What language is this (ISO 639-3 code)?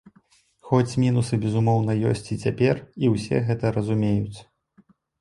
bel